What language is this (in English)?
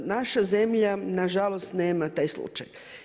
Croatian